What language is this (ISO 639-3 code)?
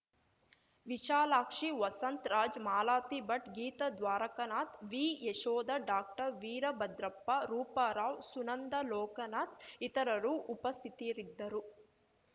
kan